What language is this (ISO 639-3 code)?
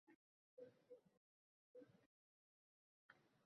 uzb